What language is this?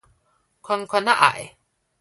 Min Nan Chinese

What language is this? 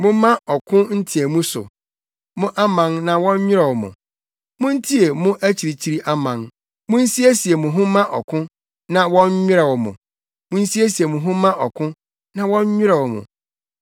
Akan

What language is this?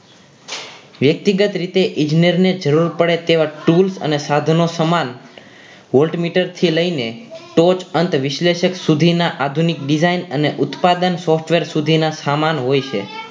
Gujarati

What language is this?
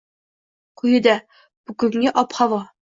Uzbek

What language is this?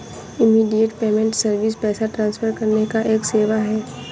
Hindi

